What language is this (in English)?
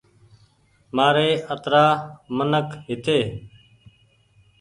Goaria